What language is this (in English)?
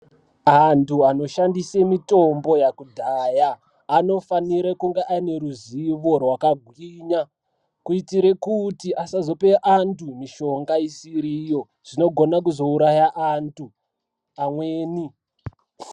Ndau